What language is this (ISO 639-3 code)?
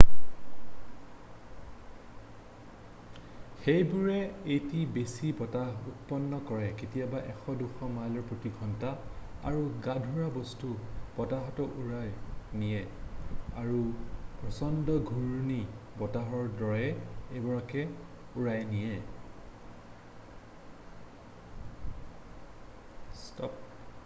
asm